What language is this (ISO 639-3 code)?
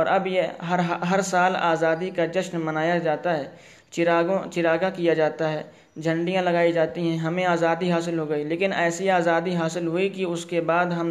urd